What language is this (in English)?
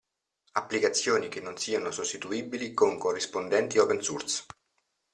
Italian